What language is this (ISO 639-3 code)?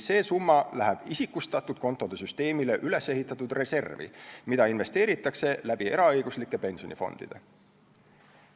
est